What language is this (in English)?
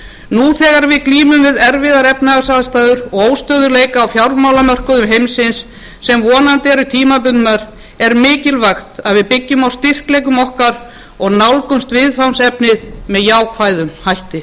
Icelandic